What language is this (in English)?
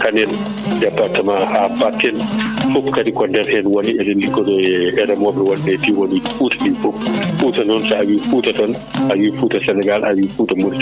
Fula